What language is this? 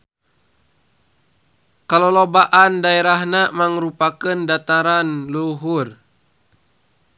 Sundanese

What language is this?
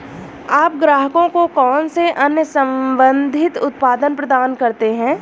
Hindi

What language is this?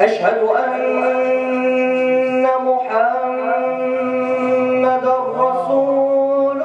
Arabic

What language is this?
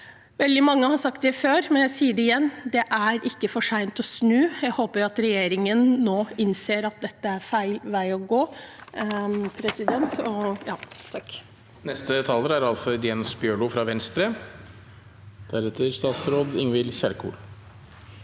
Norwegian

